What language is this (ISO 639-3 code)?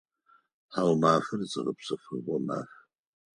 ady